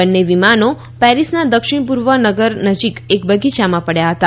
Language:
Gujarati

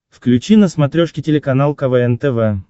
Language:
Russian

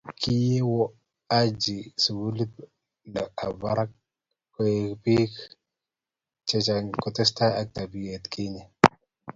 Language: Kalenjin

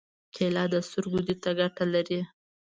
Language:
Pashto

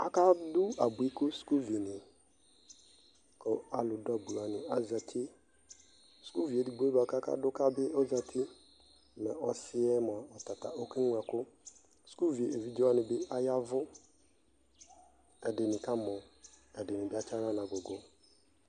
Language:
Ikposo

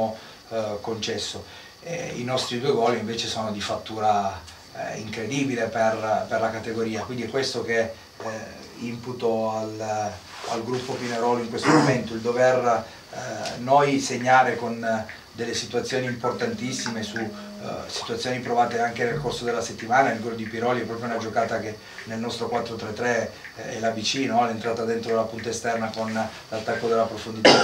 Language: Italian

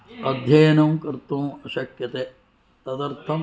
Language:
Sanskrit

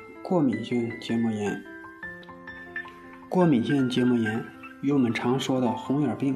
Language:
Chinese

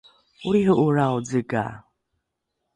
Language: Rukai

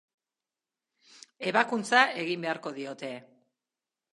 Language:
Basque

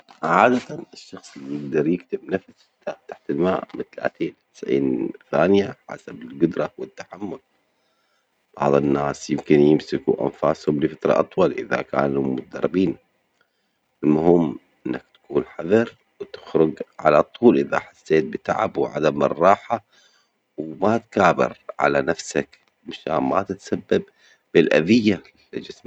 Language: Omani Arabic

